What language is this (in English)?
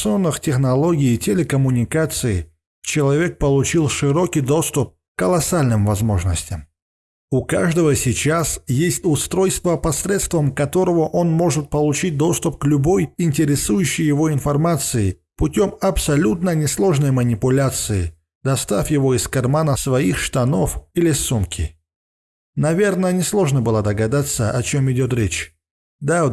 Russian